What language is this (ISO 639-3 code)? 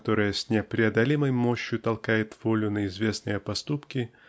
rus